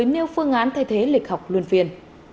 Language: Vietnamese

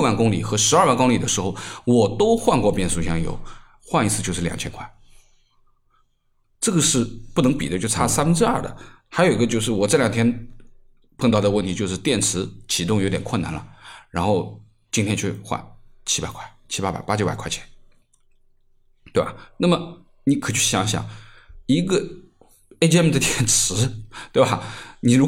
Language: Chinese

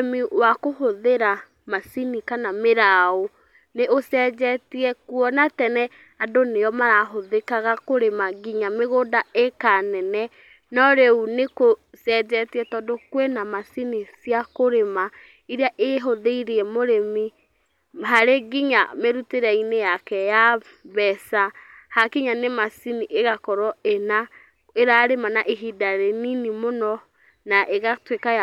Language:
Kikuyu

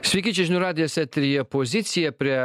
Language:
Lithuanian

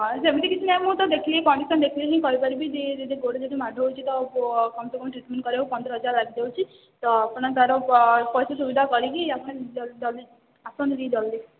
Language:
Odia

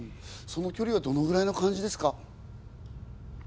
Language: Japanese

